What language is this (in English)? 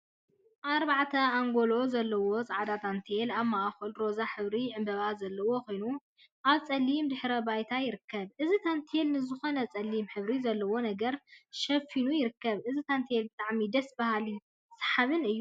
Tigrinya